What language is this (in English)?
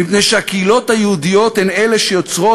Hebrew